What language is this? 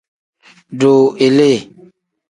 Tem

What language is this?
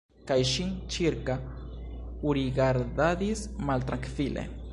Esperanto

